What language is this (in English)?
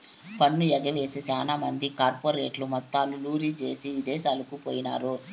Telugu